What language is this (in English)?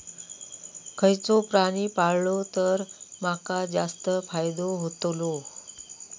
Marathi